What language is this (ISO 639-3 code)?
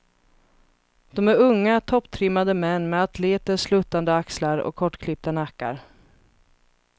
swe